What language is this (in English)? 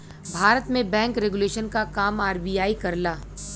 Bhojpuri